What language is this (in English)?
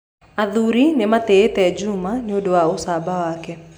Kikuyu